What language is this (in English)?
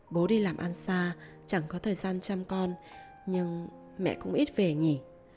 Vietnamese